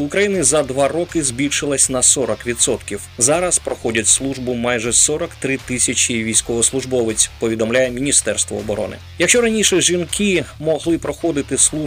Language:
Ukrainian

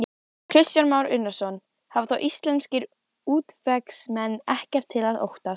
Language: Icelandic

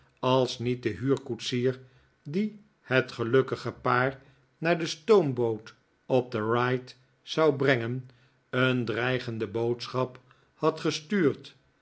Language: Dutch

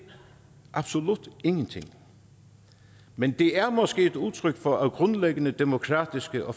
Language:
Danish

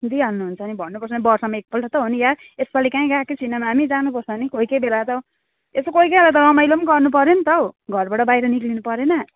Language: Nepali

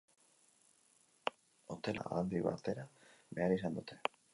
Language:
Basque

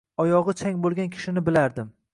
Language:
Uzbek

